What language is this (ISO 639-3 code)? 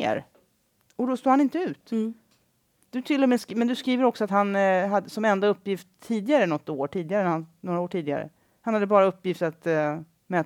swe